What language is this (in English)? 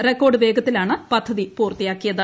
Malayalam